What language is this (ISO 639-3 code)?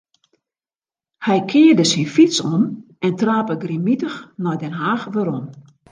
fry